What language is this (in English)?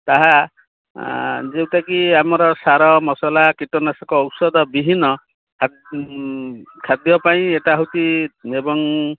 Odia